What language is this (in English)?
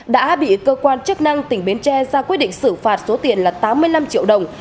Vietnamese